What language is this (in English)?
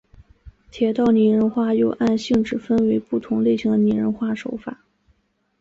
Chinese